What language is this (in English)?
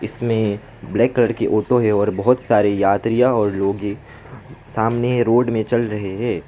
Hindi